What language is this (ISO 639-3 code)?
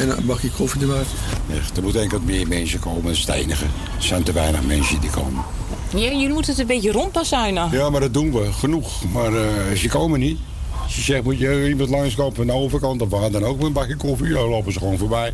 nld